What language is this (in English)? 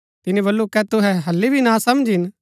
Gaddi